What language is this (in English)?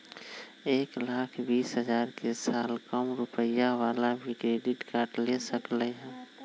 Magahi